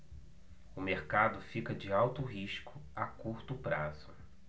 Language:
Portuguese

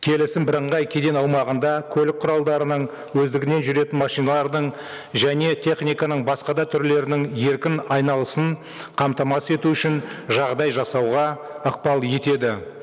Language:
Kazakh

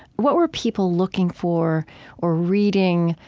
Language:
English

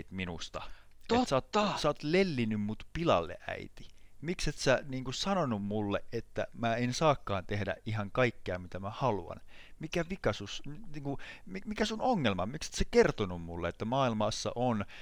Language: Finnish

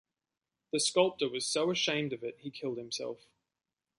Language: English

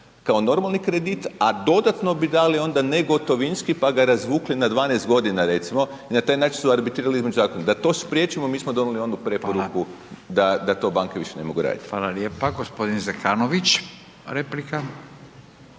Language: Croatian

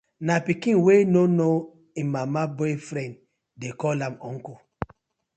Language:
Nigerian Pidgin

